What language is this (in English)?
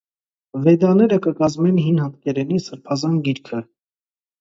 Armenian